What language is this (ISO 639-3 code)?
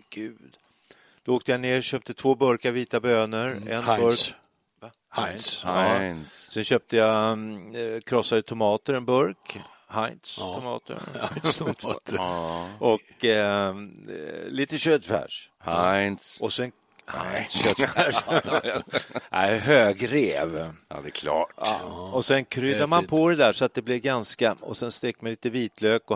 swe